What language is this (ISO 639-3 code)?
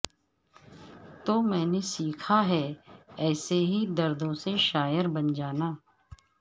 urd